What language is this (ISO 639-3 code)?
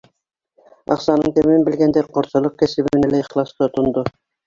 bak